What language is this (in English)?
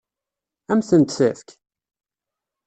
Kabyle